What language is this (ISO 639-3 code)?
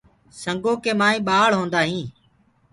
ggg